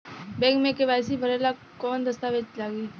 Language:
Bhojpuri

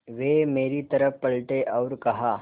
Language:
Hindi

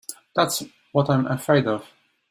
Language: English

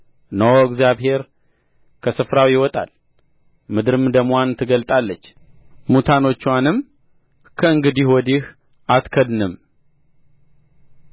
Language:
Amharic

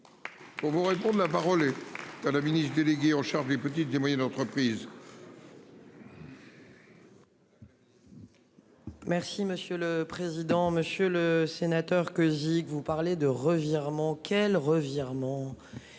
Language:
French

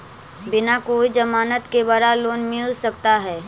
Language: Magahi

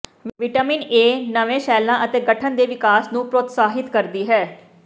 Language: Punjabi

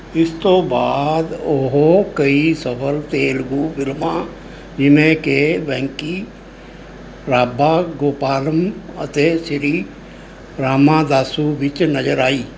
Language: Punjabi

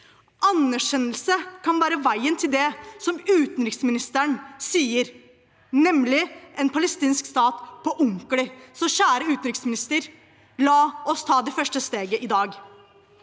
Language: Norwegian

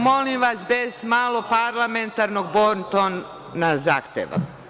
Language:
Serbian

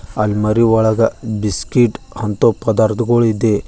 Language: Kannada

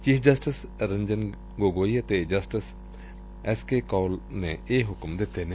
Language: Punjabi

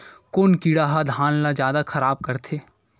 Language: Chhattisgarhi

